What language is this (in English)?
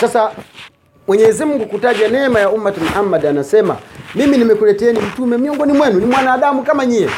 Swahili